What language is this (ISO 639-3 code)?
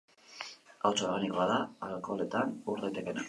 eus